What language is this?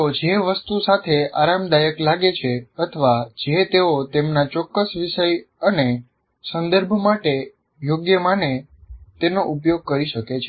Gujarati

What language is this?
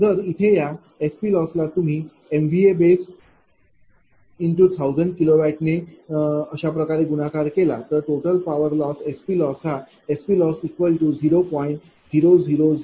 Marathi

